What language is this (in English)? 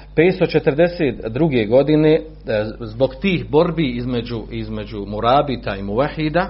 Croatian